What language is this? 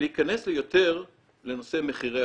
Hebrew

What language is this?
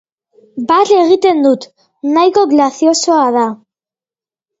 Basque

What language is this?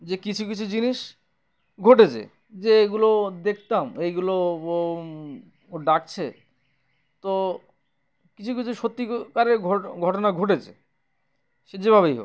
Bangla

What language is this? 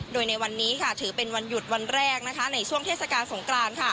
Thai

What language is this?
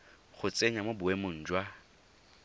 Tswana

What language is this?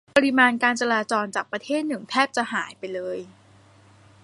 Thai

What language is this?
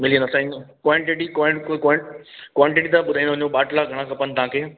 Sindhi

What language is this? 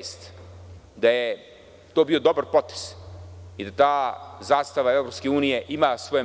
Serbian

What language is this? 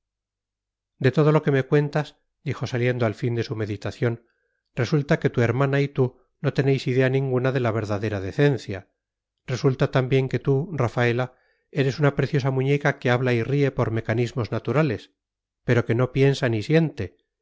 Spanish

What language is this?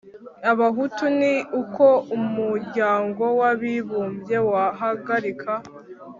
Kinyarwanda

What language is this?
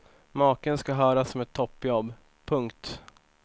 Swedish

